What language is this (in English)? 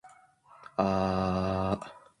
Japanese